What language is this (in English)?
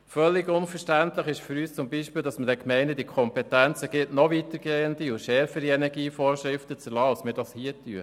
Swiss German